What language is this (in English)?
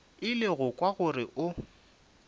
Northern Sotho